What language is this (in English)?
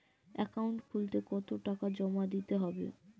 Bangla